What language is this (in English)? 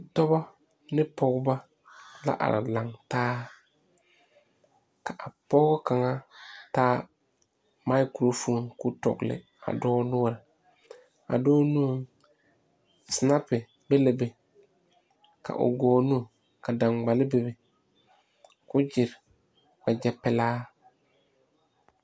Southern Dagaare